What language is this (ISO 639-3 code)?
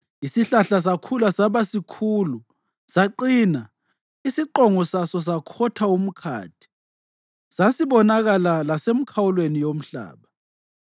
nde